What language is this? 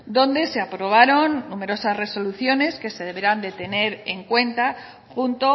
Spanish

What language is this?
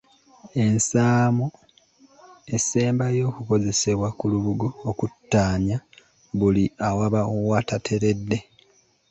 Ganda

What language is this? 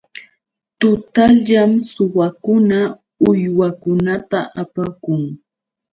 Yauyos Quechua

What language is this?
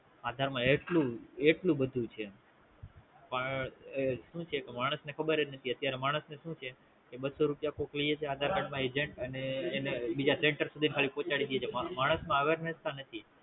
Gujarati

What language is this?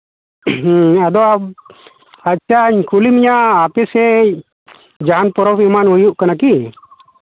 Santali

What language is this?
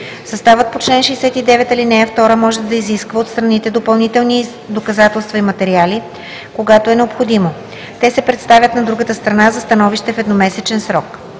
Bulgarian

